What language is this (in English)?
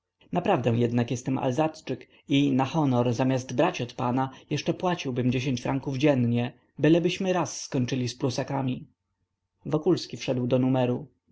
Polish